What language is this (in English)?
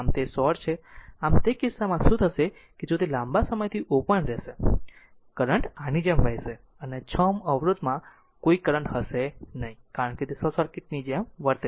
Gujarati